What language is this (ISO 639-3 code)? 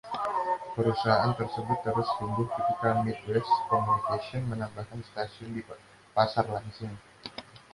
ind